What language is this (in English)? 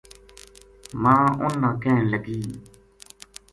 Gujari